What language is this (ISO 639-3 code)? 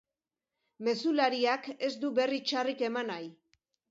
eus